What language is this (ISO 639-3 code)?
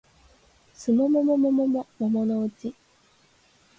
jpn